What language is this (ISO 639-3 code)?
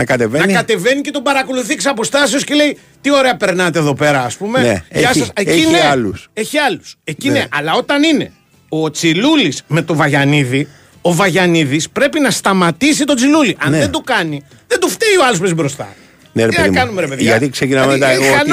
ell